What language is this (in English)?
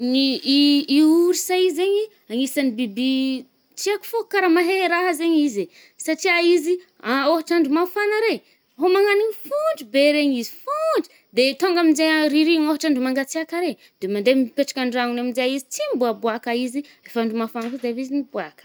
Northern Betsimisaraka Malagasy